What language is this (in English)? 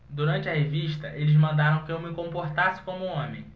Portuguese